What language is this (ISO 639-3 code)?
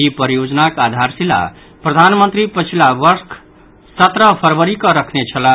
mai